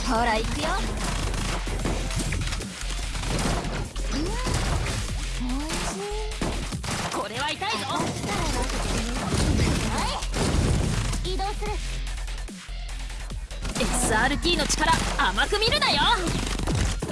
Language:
Japanese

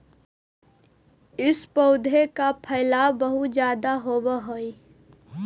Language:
Magahi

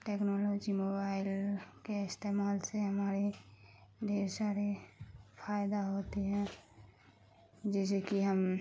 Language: Urdu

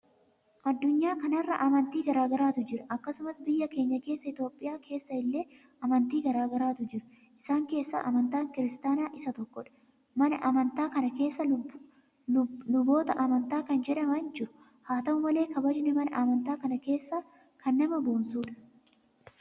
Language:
Oromo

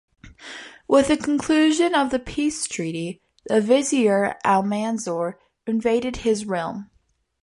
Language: English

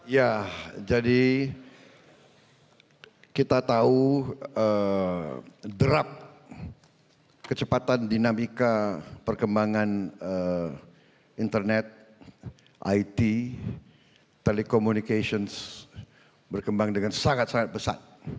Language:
Indonesian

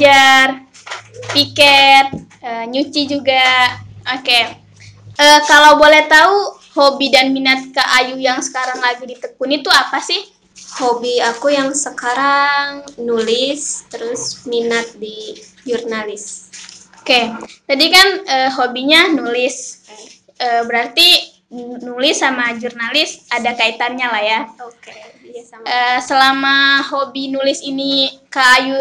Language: Indonesian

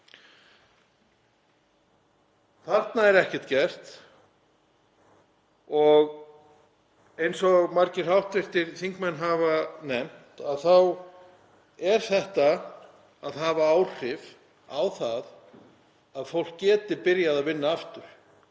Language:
Icelandic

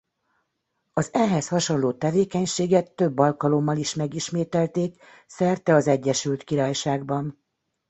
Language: Hungarian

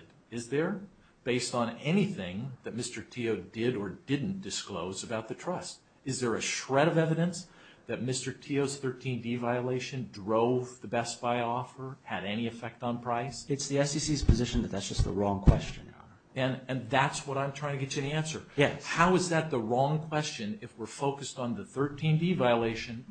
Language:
English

